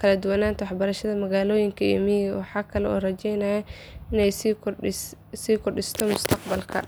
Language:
Somali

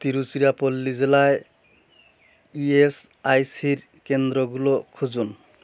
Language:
Bangla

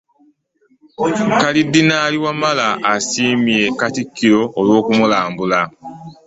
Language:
Ganda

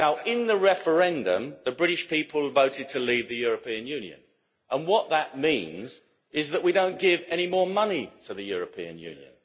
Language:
English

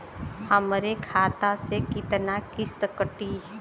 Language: Bhojpuri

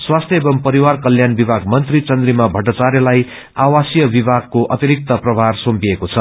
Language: Nepali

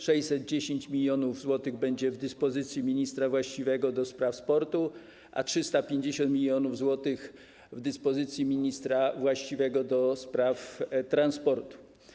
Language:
Polish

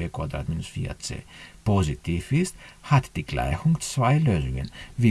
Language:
German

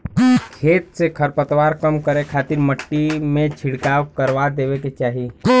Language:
Bhojpuri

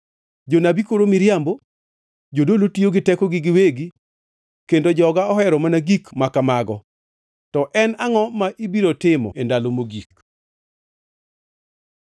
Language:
Luo (Kenya and Tanzania)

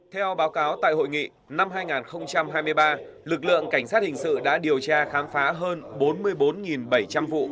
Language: Vietnamese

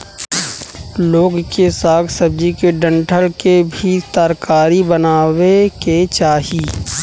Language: Bhojpuri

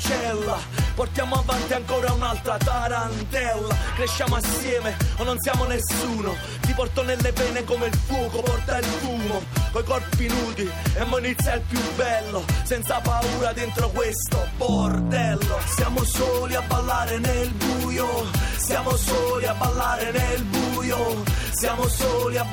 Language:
Italian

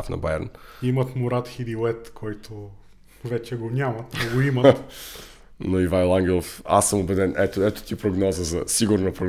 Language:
Bulgarian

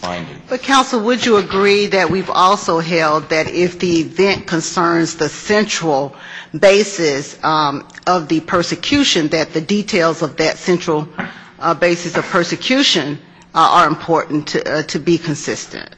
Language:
English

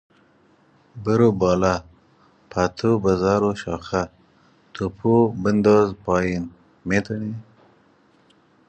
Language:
Persian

